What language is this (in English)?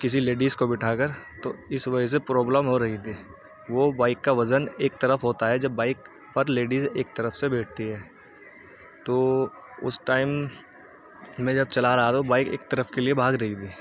Urdu